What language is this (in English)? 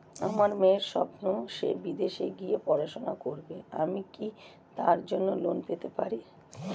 Bangla